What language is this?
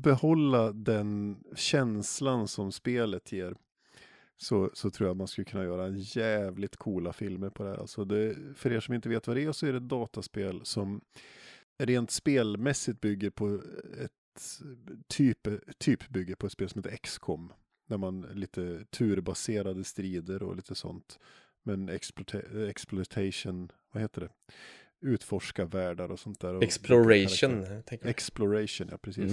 Swedish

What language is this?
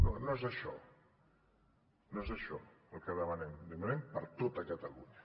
Catalan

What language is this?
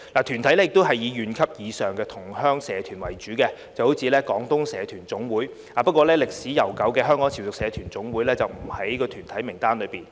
Cantonese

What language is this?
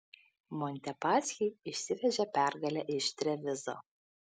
Lithuanian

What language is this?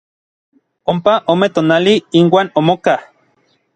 Orizaba Nahuatl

